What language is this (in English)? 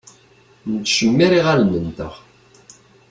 Kabyle